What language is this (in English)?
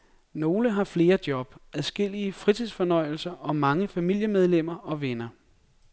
Danish